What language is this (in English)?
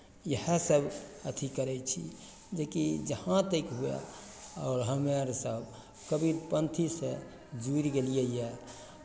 Maithili